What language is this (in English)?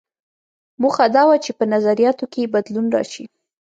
Pashto